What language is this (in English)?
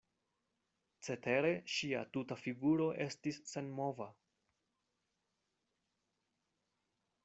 Esperanto